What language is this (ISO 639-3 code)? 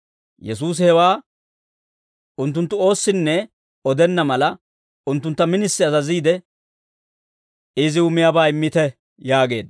dwr